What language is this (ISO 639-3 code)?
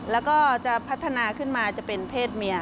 tha